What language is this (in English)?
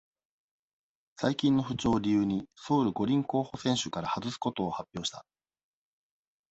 Japanese